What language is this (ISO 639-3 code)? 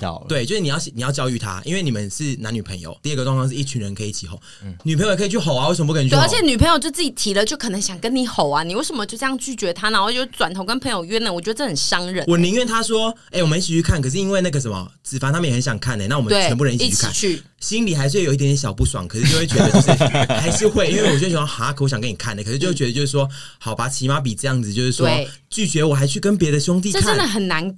zho